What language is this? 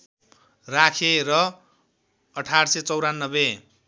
Nepali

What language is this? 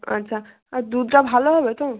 Bangla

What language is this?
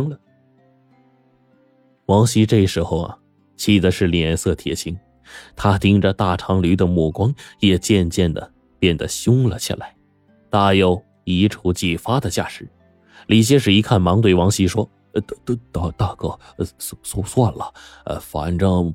Chinese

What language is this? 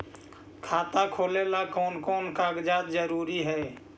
Magahi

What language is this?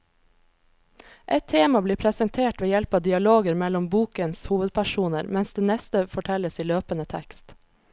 Norwegian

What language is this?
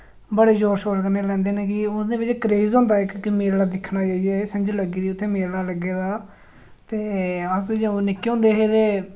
Dogri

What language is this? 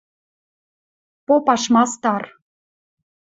Western Mari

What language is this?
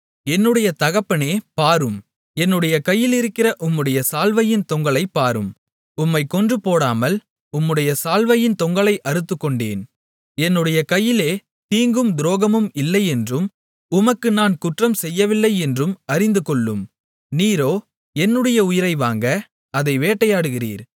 Tamil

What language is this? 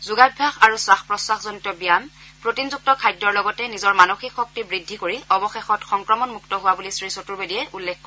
Assamese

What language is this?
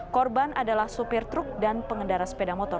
Indonesian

